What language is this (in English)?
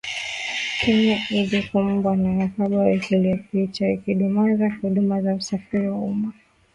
Swahili